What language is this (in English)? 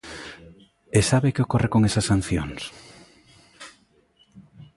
Galician